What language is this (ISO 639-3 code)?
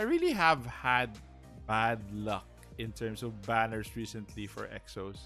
eng